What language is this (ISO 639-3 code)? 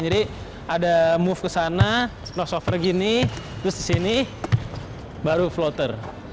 ind